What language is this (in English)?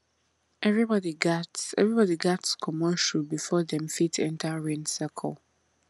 Nigerian Pidgin